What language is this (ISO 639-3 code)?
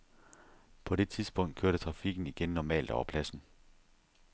dan